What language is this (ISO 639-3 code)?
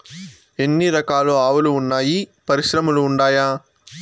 tel